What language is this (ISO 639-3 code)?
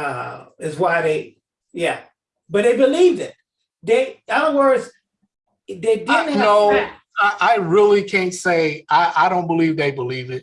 eng